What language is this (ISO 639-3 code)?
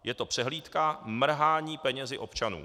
ces